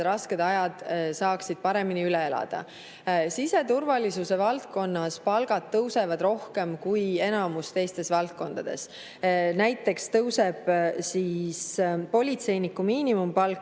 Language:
Estonian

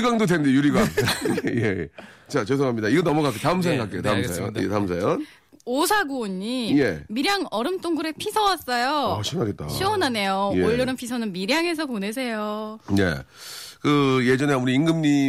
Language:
Korean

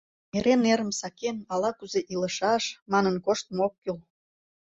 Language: Mari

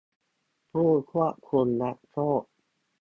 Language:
Thai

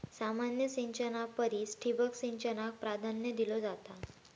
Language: Marathi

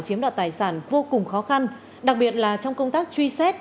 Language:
Vietnamese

